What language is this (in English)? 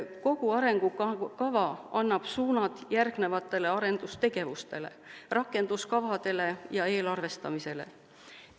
Estonian